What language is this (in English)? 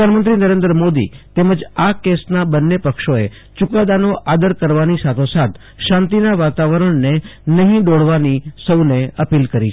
Gujarati